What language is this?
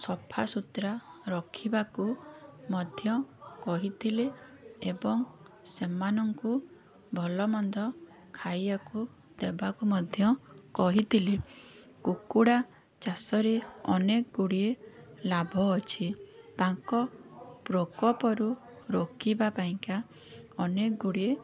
Odia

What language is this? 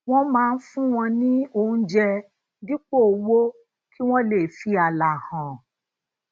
Yoruba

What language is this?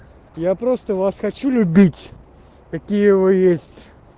Russian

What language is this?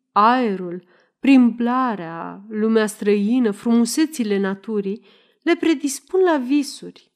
Romanian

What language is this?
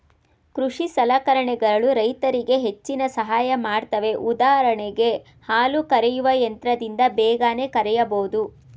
Kannada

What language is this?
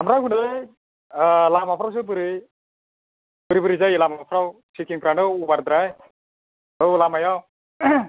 Bodo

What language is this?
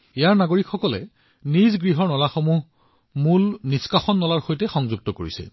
Assamese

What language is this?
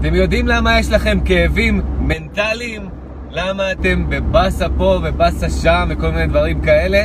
Hebrew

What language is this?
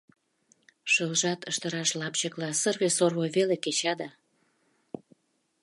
Mari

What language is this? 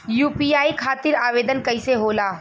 Bhojpuri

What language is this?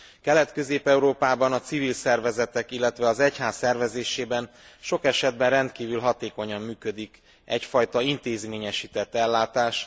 Hungarian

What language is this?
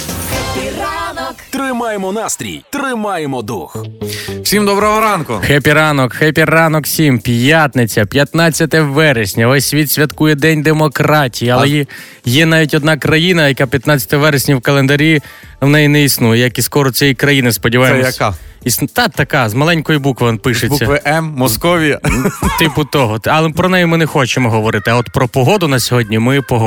Ukrainian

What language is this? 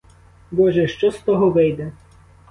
Ukrainian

